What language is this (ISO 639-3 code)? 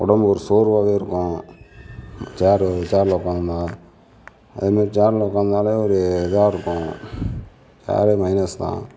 tam